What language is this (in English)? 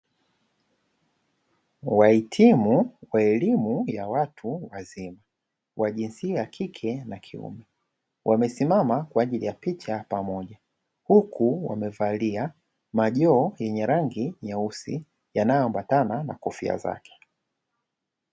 Swahili